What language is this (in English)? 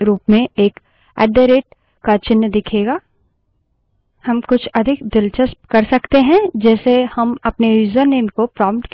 Hindi